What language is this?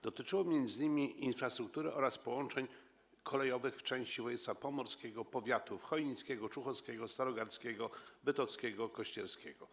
Polish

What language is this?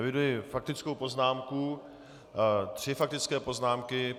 Czech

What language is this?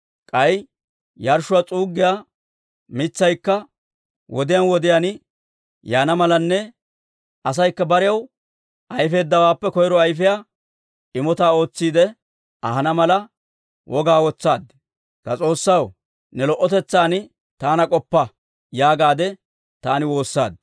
Dawro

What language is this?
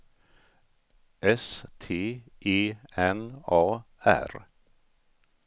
Swedish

